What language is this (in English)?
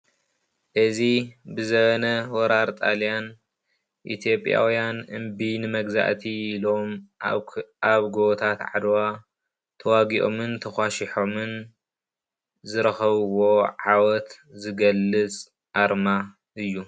Tigrinya